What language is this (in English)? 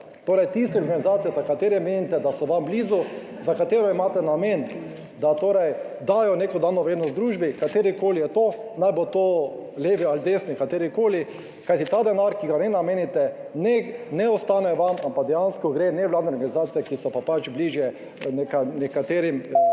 Slovenian